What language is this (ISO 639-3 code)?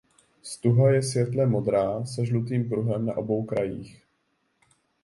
ces